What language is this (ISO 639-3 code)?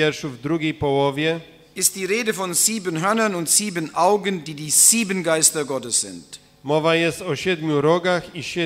pol